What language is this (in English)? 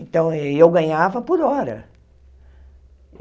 Portuguese